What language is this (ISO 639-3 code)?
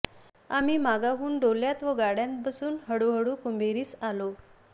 mar